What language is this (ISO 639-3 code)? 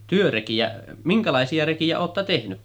fin